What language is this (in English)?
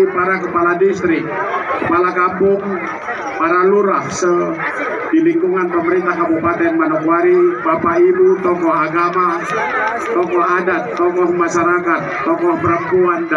Indonesian